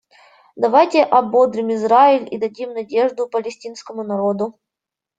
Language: Russian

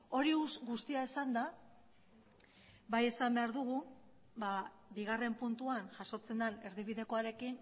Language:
Basque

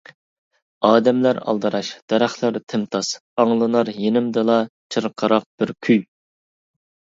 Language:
Uyghur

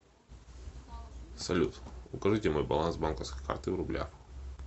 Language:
Russian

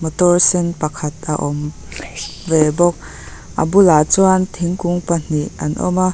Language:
Mizo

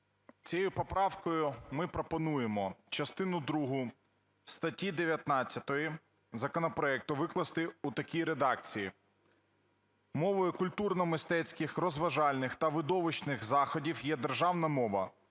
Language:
Ukrainian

